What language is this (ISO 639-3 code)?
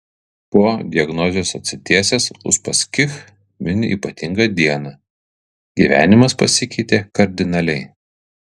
lit